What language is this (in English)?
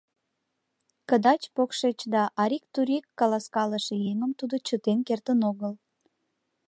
Mari